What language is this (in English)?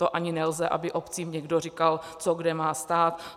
Czech